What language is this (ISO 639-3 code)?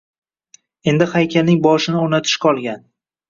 uzb